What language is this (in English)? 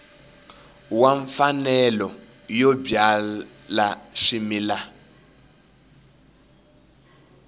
Tsonga